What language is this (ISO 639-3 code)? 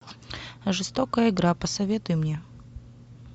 rus